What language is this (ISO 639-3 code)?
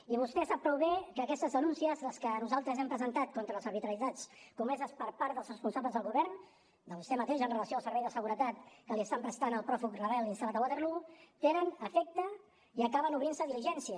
cat